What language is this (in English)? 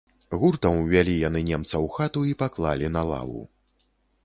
Belarusian